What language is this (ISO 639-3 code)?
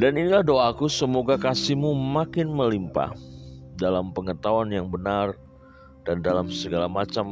ind